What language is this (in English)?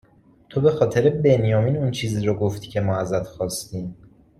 Persian